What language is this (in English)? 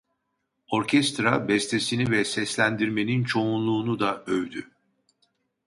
Turkish